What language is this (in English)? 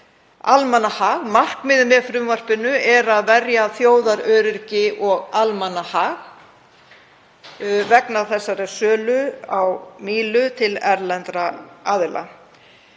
Icelandic